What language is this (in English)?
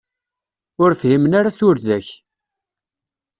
Kabyle